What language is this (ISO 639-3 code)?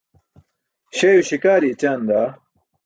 bsk